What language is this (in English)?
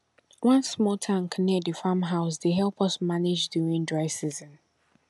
Nigerian Pidgin